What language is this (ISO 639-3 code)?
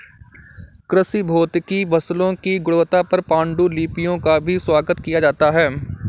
hin